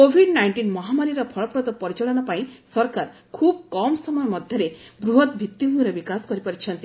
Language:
Odia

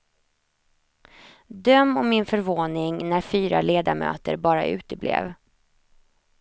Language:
Swedish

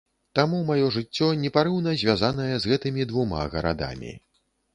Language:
Belarusian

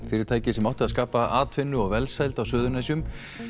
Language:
Icelandic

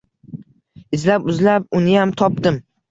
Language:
Uzbek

